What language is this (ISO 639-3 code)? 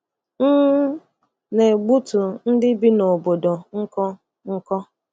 ibo